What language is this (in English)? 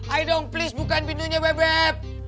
Indonesian